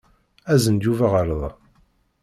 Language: Kabyle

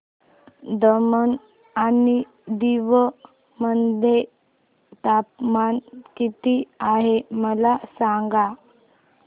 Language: Marathi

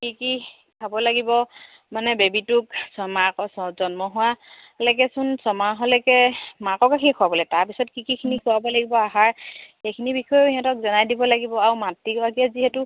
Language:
Assamese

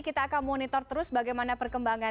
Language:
Indonesian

